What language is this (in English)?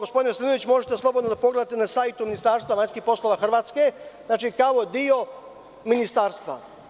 Serbian